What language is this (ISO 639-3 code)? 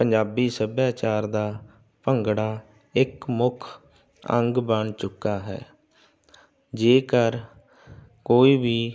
pan